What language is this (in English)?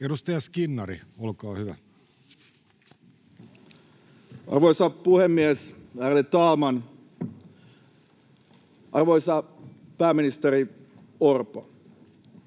Finnish